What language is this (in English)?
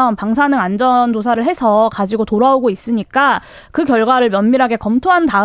Korean